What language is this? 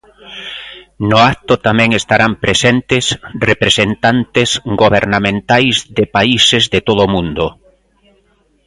Galician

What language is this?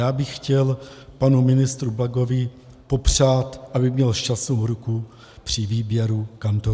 Czech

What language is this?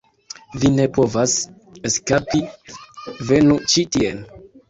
Esperanto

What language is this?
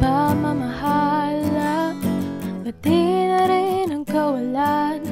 Filipino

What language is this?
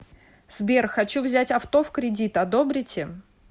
Russian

